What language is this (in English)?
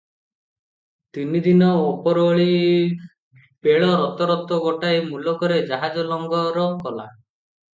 Odia